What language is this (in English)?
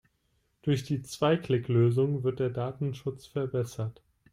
German